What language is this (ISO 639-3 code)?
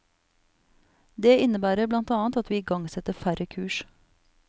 nor